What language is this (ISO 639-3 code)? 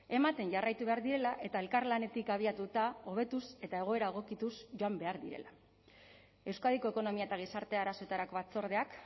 eus